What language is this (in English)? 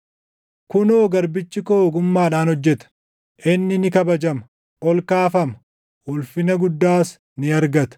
Oromo